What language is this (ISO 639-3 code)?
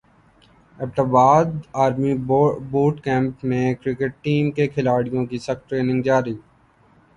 urd